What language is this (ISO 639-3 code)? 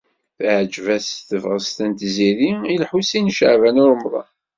kab